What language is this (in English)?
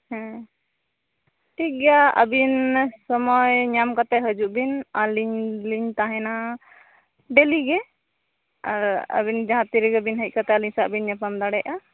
Santali